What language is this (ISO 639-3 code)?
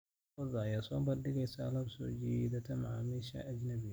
som